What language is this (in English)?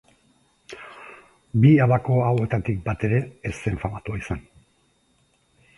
Basque